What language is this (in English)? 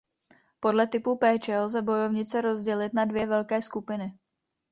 Czech